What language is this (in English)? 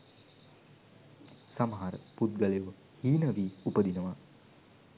Sinhala